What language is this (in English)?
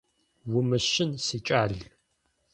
Adyghe